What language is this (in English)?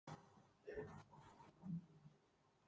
Icelandic